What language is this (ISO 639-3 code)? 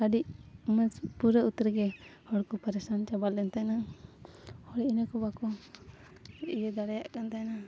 sat